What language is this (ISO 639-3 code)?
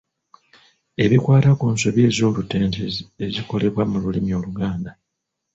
lug